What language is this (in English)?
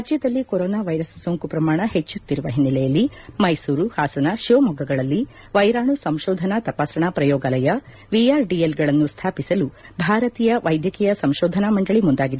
Kannada